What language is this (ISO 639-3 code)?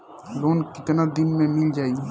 bho